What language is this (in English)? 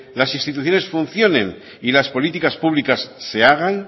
Spanish